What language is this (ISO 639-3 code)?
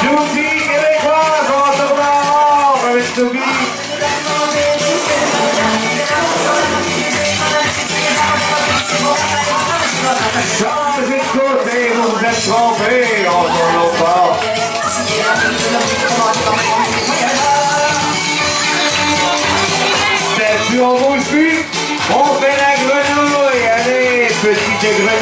ron